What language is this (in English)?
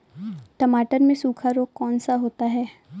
Hindi